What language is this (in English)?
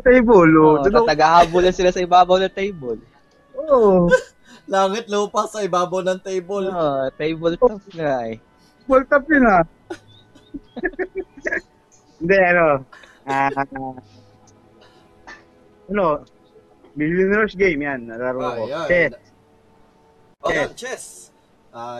Filipino